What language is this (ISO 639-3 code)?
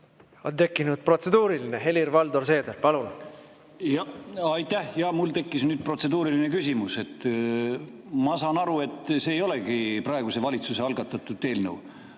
est